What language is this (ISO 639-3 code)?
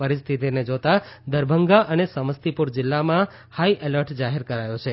guj